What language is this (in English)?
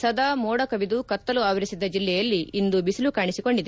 Kannada